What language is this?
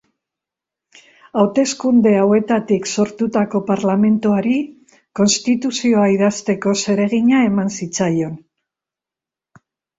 Basque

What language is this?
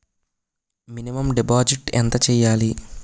Telugu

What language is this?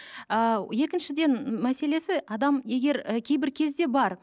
Kazakh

